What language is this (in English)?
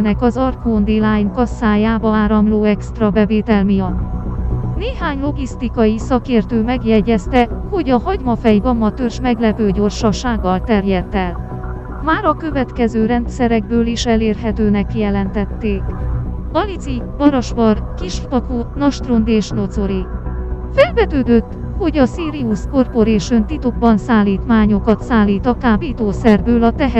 Hungarian